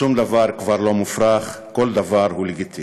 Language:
Hebrew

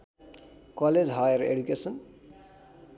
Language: Nepali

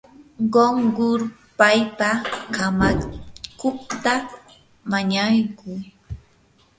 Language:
Yanahuanca Pasco Quechua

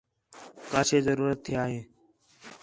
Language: Khetrani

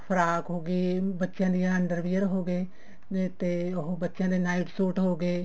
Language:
Punjabi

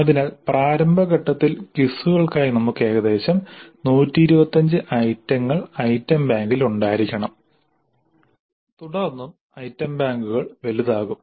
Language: Malayalam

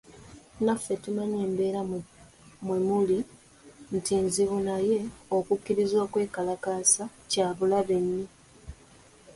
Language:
Ganda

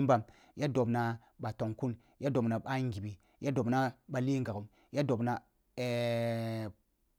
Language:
Kulung (Nigeria)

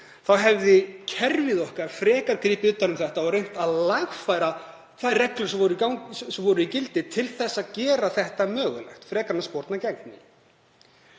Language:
Icelandic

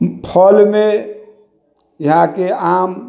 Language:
Maithili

